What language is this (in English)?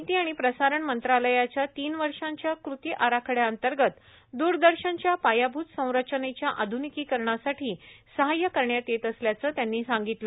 Marathi